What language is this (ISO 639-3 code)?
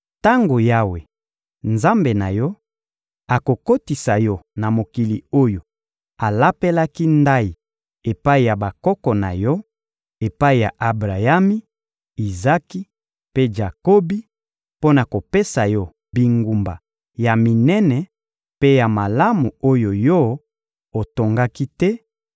lin